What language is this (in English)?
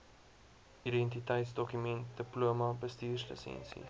Afrikaans